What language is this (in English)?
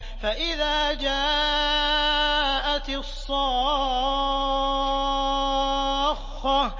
Arabic